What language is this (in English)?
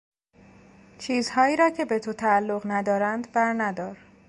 Persian